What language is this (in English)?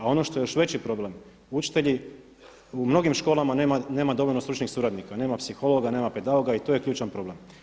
Croatian